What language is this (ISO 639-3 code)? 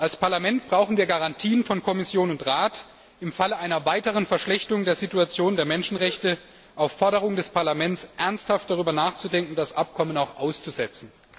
deu